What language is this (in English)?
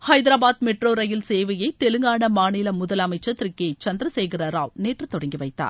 Tamil